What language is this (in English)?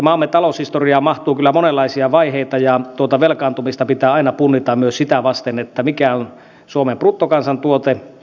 Finnish